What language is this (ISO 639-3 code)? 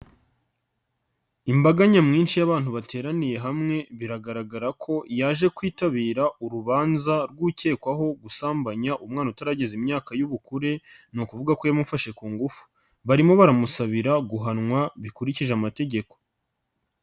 kin